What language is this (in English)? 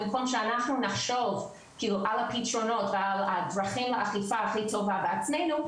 Hebrew